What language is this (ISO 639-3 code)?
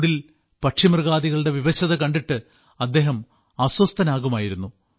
mal